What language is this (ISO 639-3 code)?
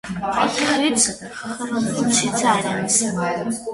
hye